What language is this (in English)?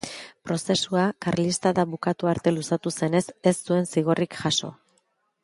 Basque